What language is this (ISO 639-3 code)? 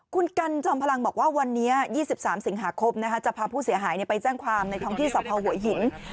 tha